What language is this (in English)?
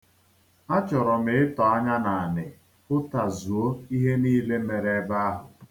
Igbo